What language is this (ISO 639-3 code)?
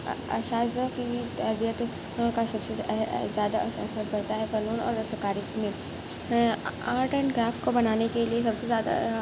urd